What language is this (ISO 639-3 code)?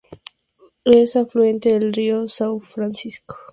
spa